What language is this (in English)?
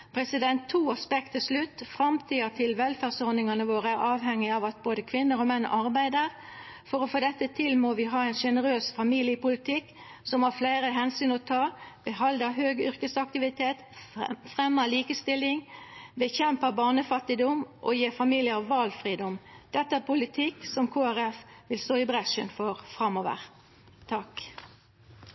Norwegian Nynorsk